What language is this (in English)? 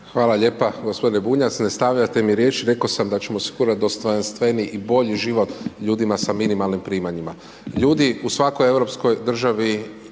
Croatian